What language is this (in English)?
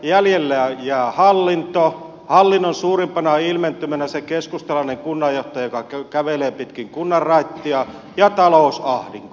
Finnish